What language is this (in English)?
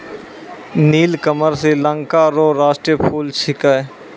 Maithili